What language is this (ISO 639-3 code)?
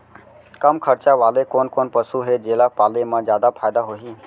hne